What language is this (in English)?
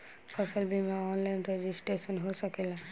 Bhojpuri